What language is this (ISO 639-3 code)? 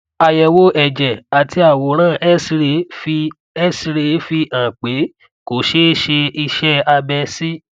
yor